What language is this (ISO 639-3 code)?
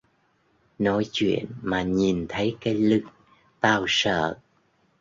vie